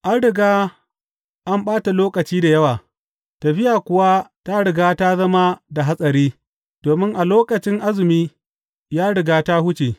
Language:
Hausa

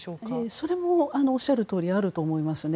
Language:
Japanese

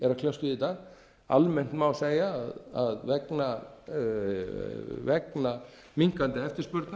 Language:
Icelandic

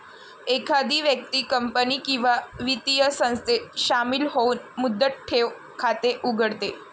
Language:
Marathi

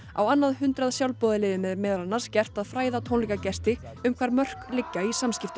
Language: Icelandic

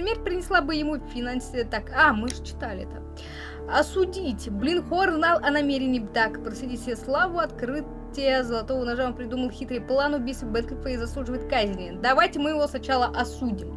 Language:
Russian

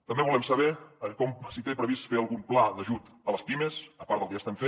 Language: Catalan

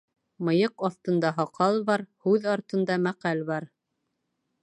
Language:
Bashkir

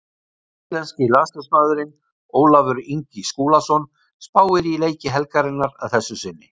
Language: Icelandic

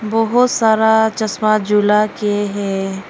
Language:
Hindi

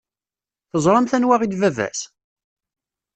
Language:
Kabyle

